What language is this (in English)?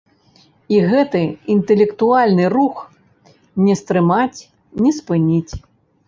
Belarusian